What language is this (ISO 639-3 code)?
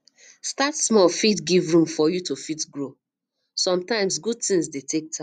pcm